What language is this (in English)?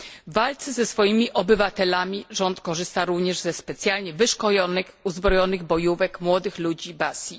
Polish